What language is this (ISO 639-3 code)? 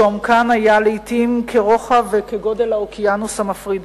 heb